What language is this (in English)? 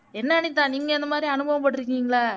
Tamil